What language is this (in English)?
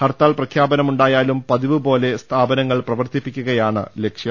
Malayalam